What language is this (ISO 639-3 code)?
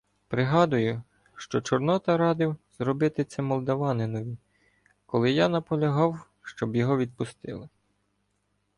ukr